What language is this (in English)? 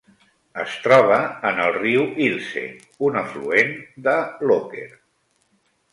Catalan